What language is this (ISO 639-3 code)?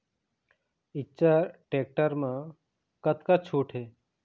hne